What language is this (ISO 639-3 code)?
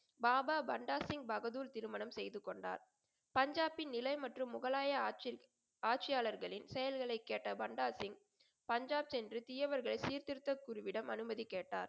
tam